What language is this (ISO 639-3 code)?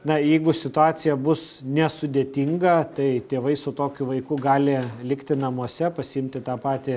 lit